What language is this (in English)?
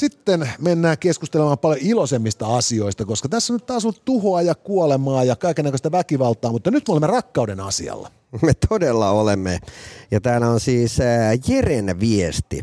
Finnish